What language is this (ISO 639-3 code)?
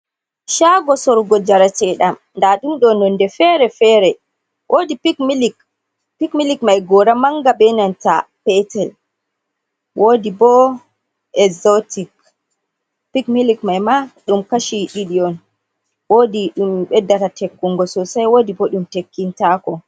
ful